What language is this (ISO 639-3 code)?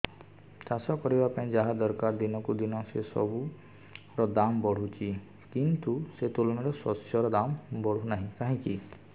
ori